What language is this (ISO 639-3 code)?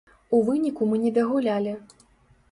bel